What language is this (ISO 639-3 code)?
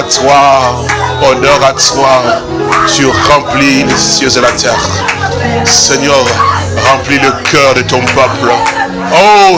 fra